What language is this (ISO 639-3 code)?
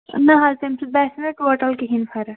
kas